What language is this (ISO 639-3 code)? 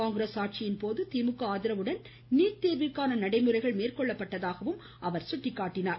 tam